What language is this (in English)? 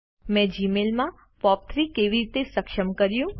Gujarati